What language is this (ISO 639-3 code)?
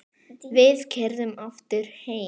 isl